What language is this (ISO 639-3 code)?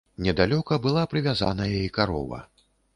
bel